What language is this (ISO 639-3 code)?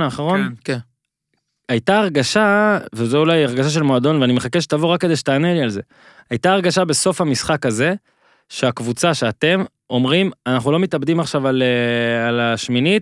heb